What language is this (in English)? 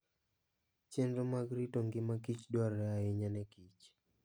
Luo (Kenya and Tanzania)